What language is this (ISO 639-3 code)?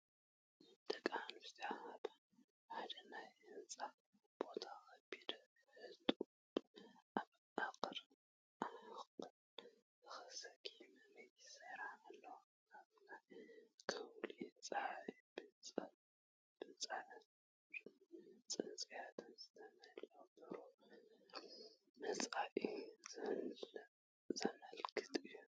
tir